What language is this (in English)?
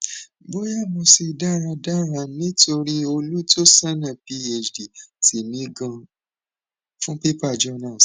Yoruba